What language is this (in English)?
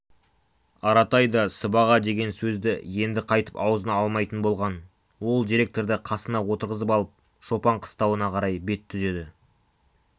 Kazakh